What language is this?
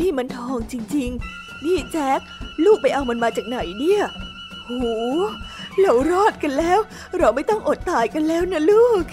Thai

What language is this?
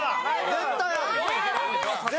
Japanese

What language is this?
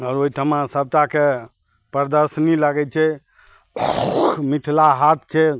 Maithili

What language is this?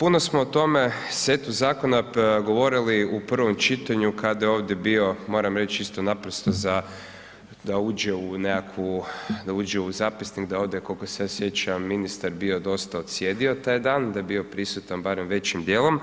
Croatian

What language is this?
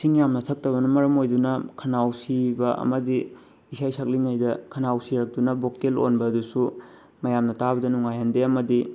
Manipuri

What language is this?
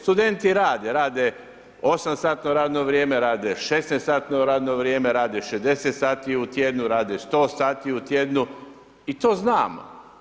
Croatian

